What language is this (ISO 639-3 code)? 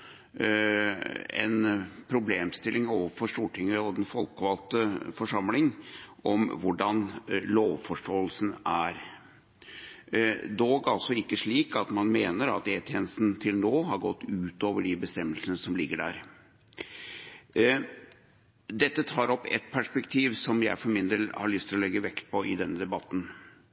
nob